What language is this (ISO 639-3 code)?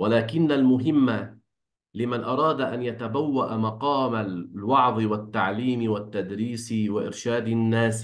ara